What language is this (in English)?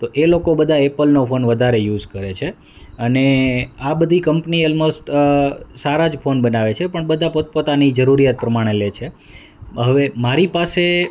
Gujarati